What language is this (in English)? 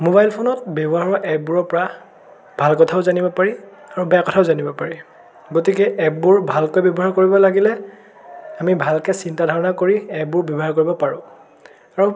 Assamese